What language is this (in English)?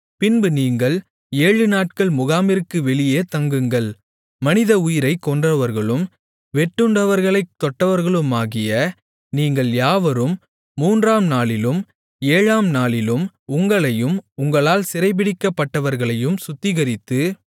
Tamil